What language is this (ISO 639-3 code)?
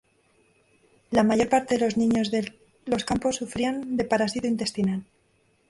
spa